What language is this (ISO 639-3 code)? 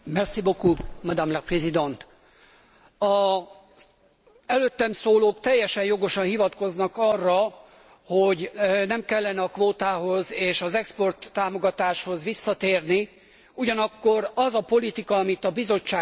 hun